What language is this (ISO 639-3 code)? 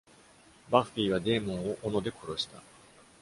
jpn